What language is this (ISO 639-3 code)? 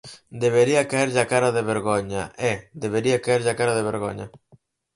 glg